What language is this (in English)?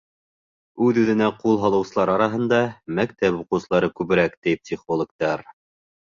Bashkir